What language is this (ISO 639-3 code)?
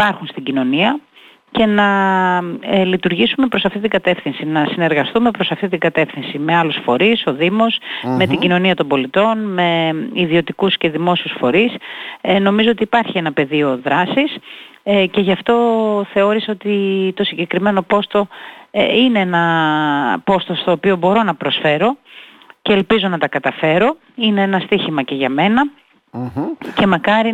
ell